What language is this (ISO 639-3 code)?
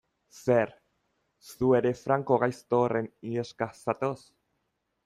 eus